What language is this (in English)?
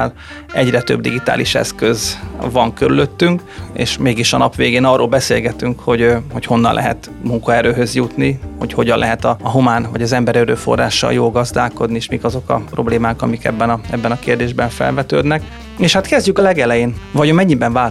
Hungarian